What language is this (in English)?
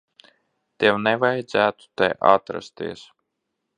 Latvian